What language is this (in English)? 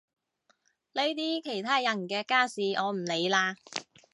Cantonese